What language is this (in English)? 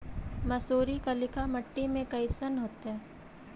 Magahi